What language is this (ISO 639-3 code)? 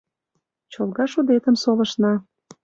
chm